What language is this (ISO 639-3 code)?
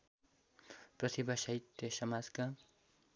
nep